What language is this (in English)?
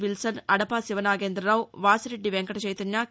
Telugu